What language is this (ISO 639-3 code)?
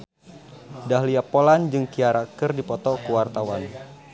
sun